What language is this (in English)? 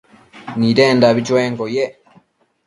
Matsés